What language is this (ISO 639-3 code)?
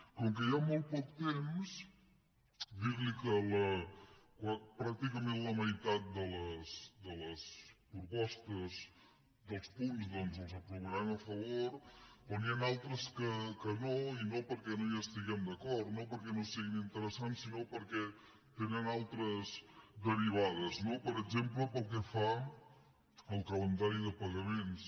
cat